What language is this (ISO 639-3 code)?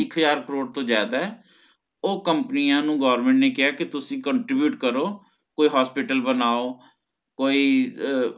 pan